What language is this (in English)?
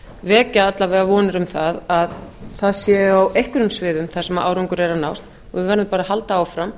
Icelandic